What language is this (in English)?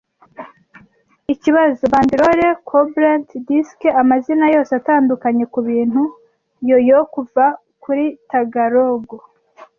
Kinyarwanda